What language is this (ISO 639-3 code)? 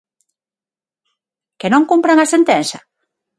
glg